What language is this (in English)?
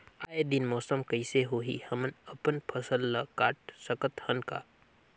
Chhattisgarhi